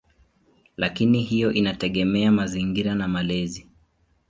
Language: Swahili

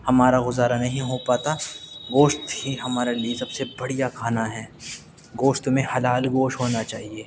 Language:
Urdu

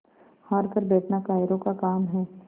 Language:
Hindi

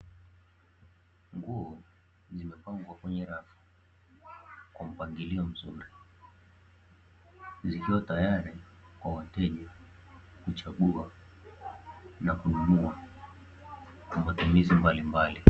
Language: Swahili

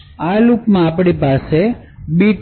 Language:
Gujarati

